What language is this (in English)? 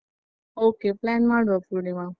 Kannada